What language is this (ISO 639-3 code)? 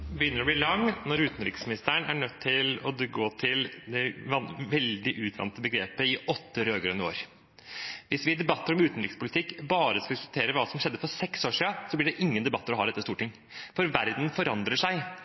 nob